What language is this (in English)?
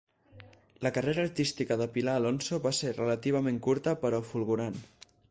Catalan